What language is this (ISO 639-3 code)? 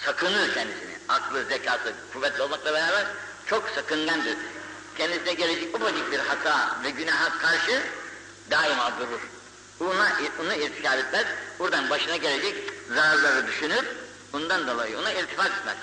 tur